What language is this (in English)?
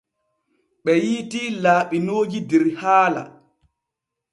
Borgu Fulfulde